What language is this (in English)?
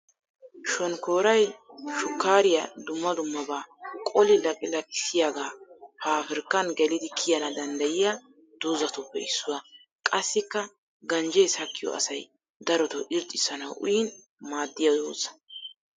Wolaytta